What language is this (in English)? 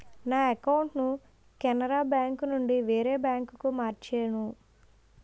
Telugu